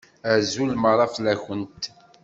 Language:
Kabyle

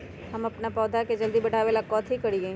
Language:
Magahi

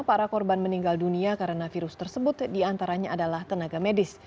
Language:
Indonesian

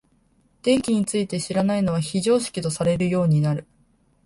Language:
Japanese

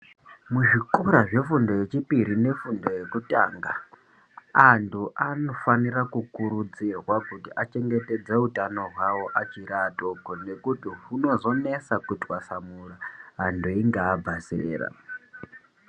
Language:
Ndau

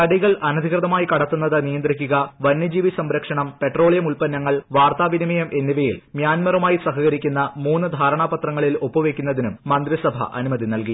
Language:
Malayalam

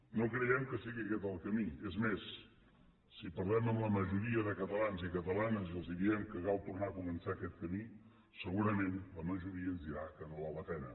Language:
Catalan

